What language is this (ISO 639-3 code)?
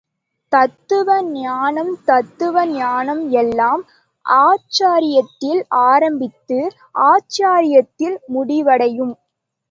tam